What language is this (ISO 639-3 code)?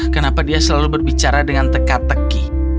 ind